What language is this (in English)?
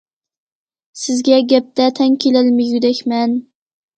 Uyghur